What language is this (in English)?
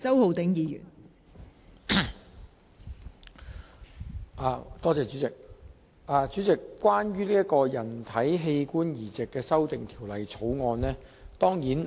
Cantonese